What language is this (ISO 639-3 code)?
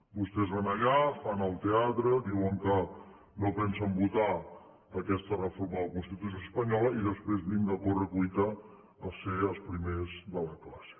cat